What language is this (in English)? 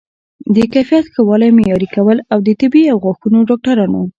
Pashto